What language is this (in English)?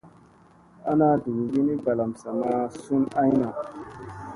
Musey